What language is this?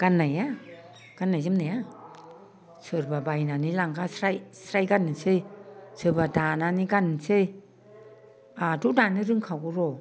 Bodo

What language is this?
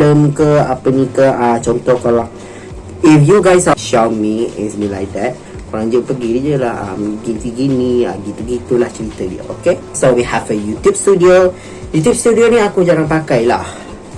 Malay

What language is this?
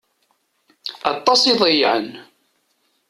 Kabyle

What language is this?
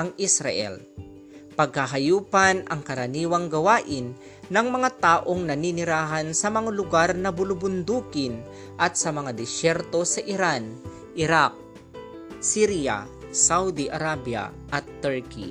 Filipino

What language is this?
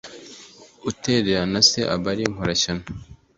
Kinyarwanda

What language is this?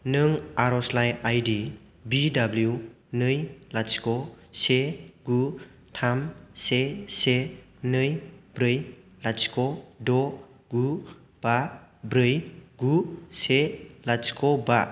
Bodo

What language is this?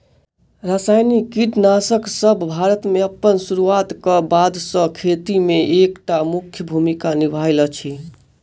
Maithili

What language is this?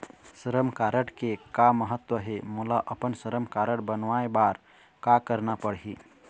Chhattisgarhi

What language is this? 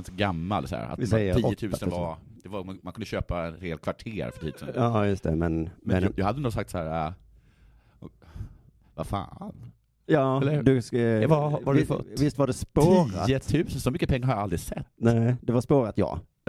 Swedish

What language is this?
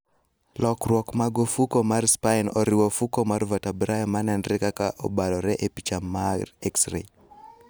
Luo (Kenya and Tanzania)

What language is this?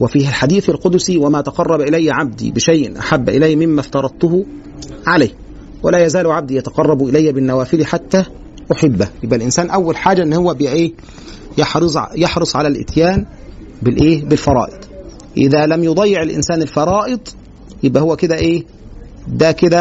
Arabic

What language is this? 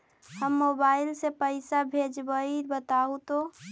Magahi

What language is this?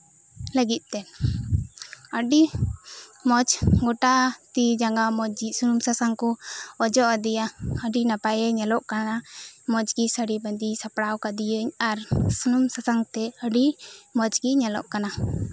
Santali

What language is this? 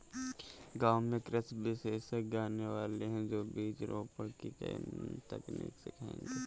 Hindi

